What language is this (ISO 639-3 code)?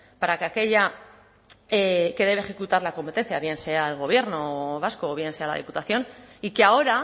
spa